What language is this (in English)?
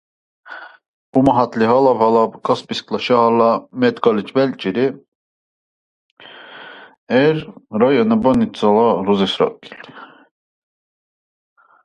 Dargwa